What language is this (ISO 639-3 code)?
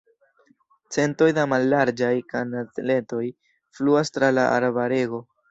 epo